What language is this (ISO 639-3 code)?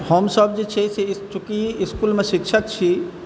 mai